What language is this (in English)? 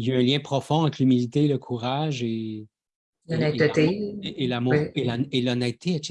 French